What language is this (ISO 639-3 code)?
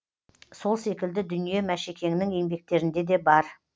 kaz